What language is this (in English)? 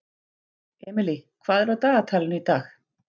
Icelandic